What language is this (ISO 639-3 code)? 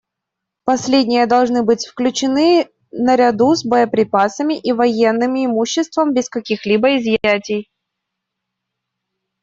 rus